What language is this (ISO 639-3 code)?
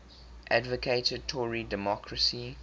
eng